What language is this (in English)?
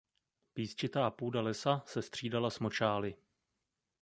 Czech